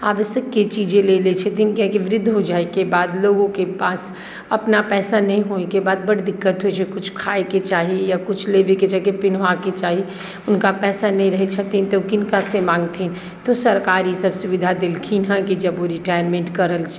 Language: Maithili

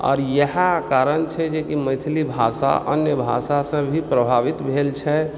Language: Maithili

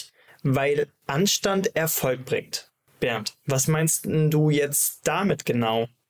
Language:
German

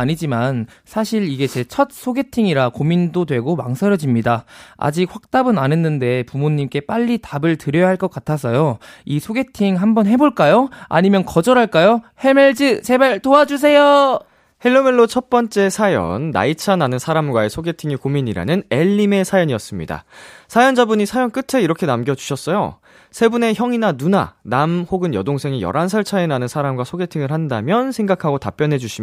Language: Korean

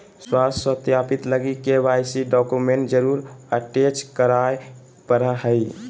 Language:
Magahi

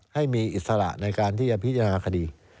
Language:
Thai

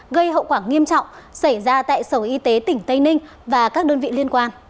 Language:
Vietnamese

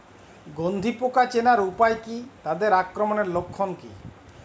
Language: Bangla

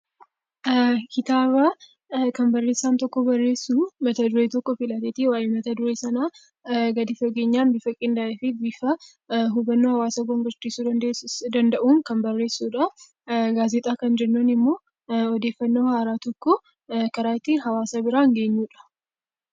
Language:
Oromo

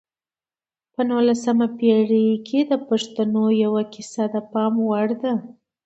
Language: Pashto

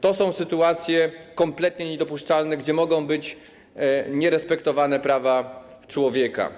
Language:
Polish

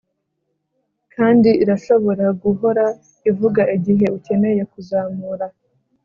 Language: Kinyarwanda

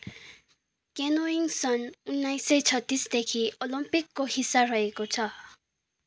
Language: Nepali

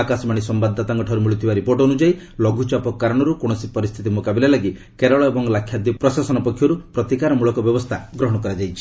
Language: Odia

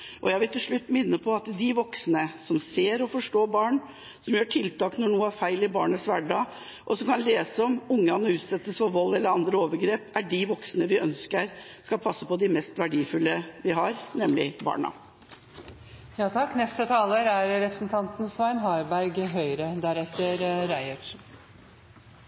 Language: Norwegian Bokmål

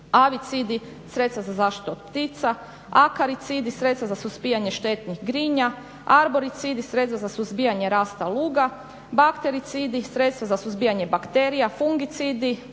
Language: Croatian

